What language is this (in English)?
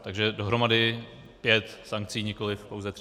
Czech